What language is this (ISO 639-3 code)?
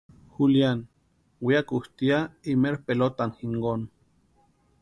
pua